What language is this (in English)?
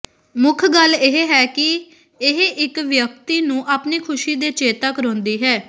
Punjabi